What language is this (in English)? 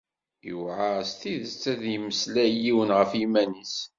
Kabyle